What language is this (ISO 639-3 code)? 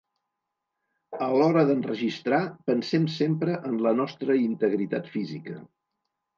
cat